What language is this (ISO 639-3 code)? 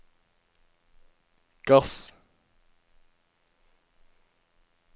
nor